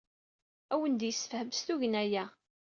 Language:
Kabyle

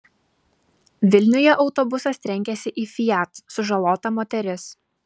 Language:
Lithuanian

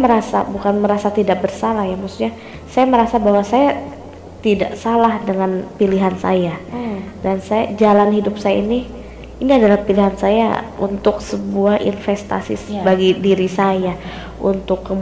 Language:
Indonesian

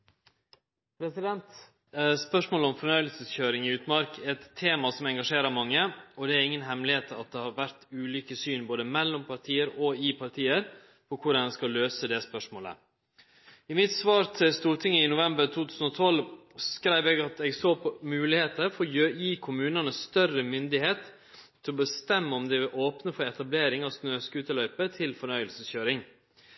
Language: Norwegian Nynorsk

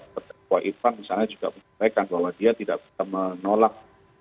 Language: Indonesian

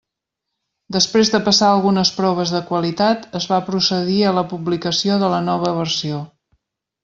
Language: Catalan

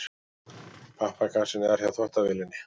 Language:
Icelandic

